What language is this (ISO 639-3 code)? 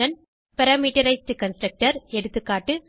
tam